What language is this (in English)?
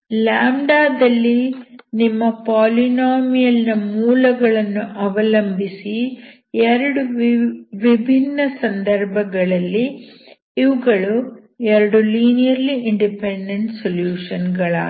Kannada